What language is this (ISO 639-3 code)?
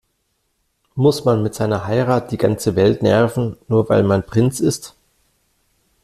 deu